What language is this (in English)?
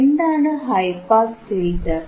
Malayalam